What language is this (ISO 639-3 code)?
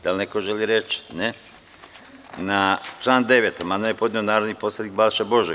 srp